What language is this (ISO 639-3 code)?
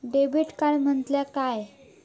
mar